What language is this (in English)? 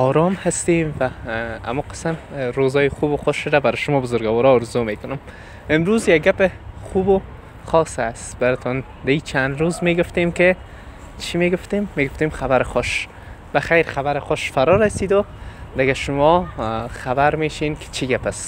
Persian